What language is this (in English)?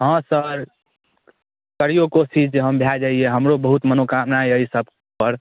Maithili